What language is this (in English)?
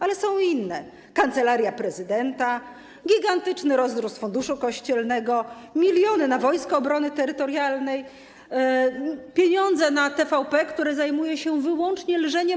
Polish